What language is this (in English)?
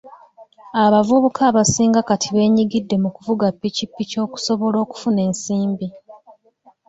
Ganda